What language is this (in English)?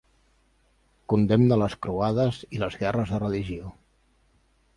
Catalan